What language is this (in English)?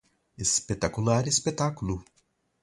Portuguese